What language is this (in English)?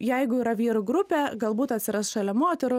Lithuanian